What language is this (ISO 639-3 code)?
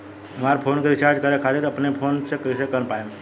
bho